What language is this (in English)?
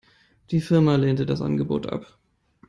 German